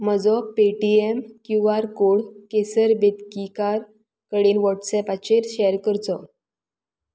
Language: Konkani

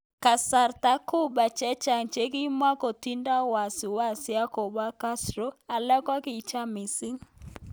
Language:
Kalenjin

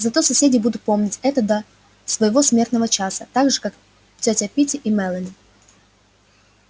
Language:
Russian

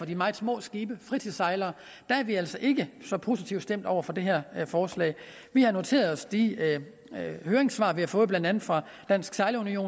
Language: Danish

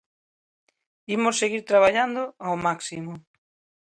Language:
Galician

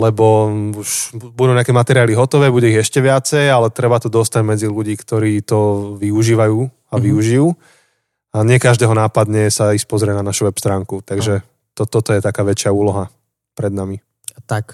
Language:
Slovak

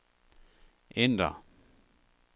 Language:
Danish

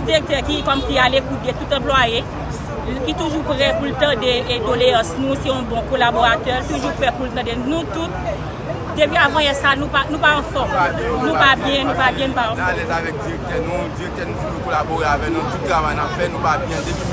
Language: French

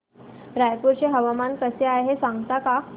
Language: Marathi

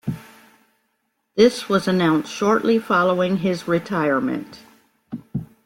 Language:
English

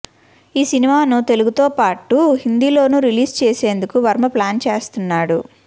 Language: Telugu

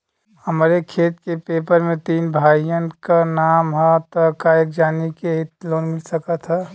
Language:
Bhojpuri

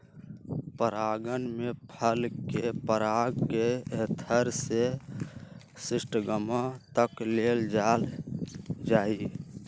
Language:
Magahi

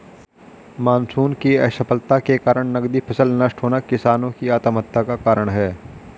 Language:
Hindi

